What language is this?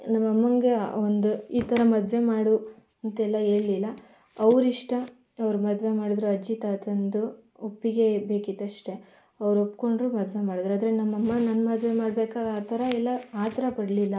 Kannada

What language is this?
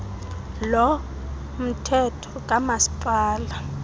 Xhosa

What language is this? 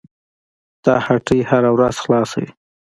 Pashto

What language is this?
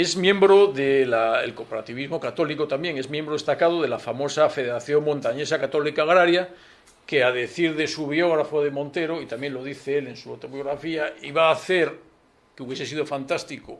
Spanish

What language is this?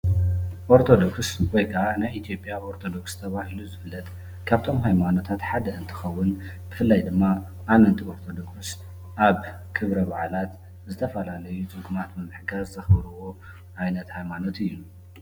Tigrinya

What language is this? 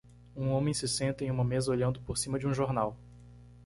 Portuguese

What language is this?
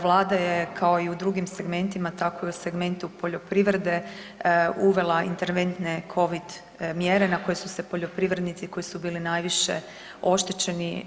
Croatian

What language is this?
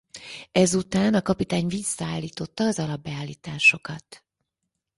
Hungarian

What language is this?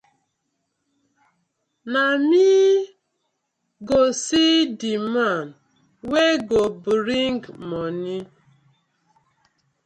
Nigerian Pidgin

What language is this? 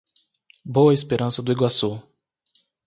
Portuguese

